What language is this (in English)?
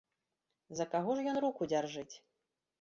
Belarusian